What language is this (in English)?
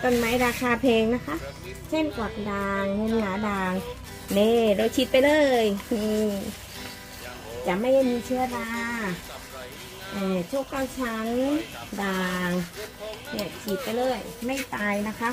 Thai